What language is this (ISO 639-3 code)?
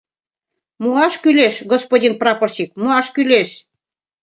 chm